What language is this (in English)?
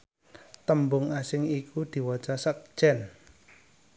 Javanese